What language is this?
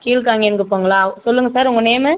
Tamil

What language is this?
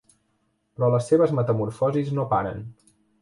Catalan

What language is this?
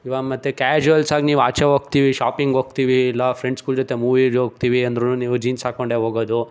Kannada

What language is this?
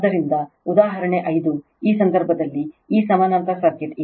Kannada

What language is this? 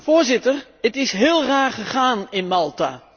Dutch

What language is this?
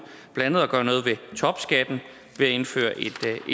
Danish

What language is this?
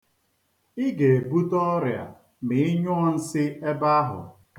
Igbo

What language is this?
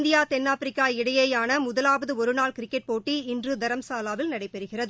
Tamil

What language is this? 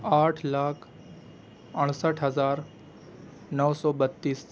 Urdu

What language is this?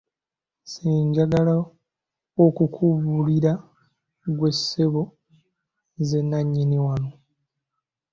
Ganda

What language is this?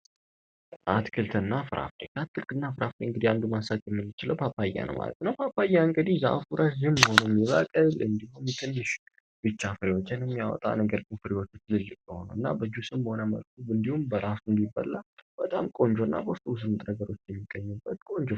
Amharic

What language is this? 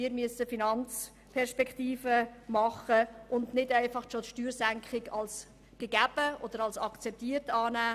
Swiss German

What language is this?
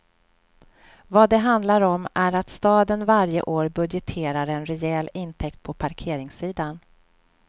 Swedish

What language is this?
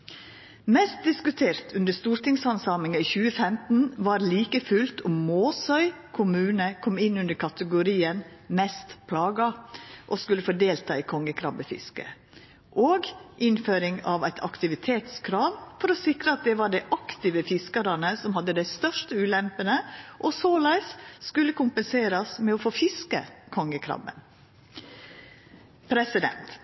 Norwegian Nynorsk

